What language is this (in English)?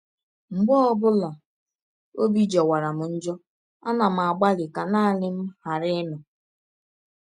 Igbo